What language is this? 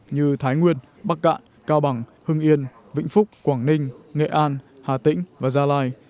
Vietnamese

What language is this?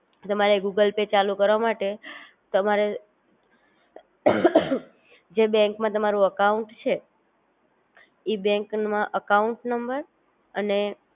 Gujarati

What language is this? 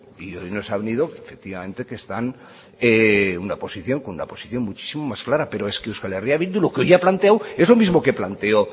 Spanish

